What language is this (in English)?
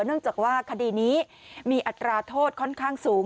Thai